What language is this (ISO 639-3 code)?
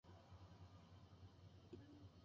jpn